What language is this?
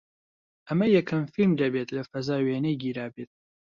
Central Kurdish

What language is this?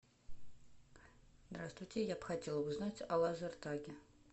Russian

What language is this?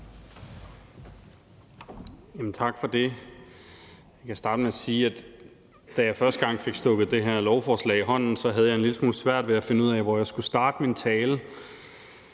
Danish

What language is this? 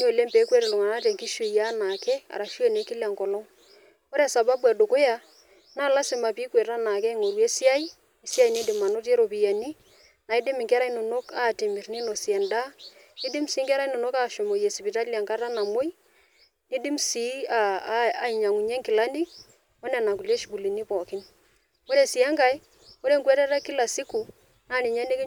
Masai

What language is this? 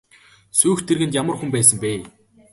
Mongolian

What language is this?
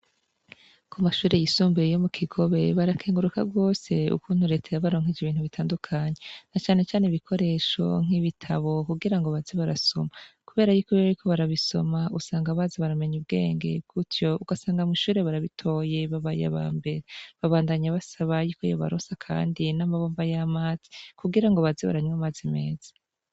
Rundi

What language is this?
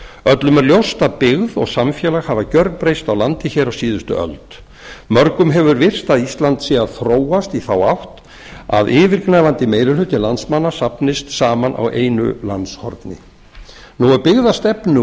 Icelandic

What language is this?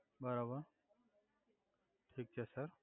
Gujarati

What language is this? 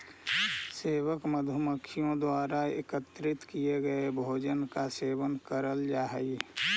Magahi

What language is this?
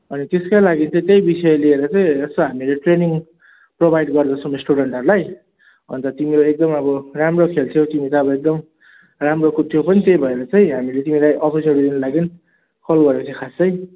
Nepali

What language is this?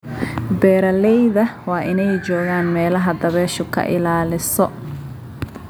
Somali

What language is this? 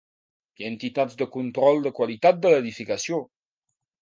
Catalan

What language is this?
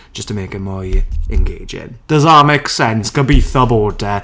Welsh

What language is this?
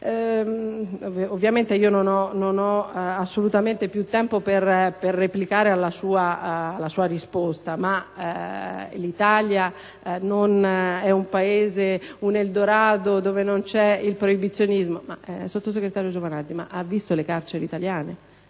Italian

